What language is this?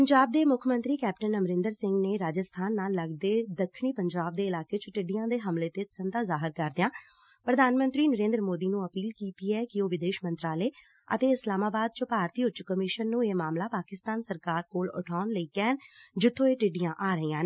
Punjabi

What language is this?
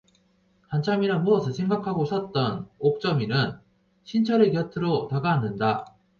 Korean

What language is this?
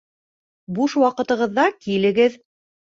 Bashkir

